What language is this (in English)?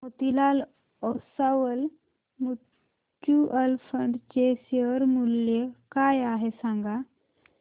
Marathi